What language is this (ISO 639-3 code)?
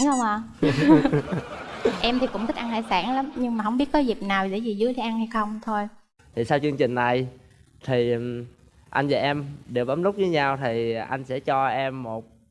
vie